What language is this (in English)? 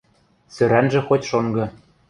Western Mari